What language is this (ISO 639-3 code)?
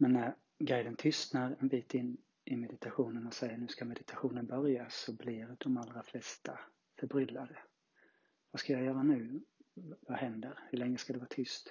swe